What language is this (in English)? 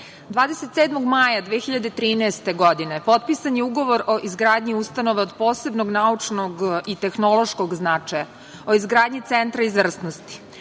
Serbian